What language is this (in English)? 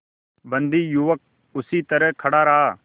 Hindi